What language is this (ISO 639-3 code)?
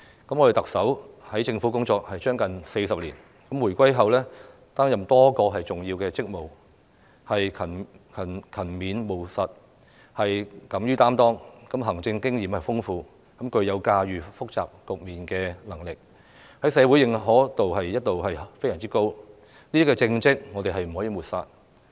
yue